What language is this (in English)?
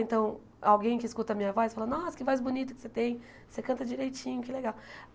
Portuguese